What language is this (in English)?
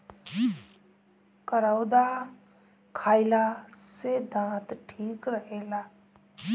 Bhojpuri